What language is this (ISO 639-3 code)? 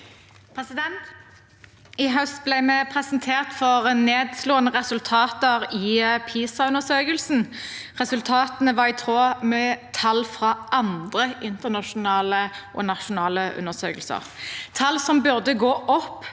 nor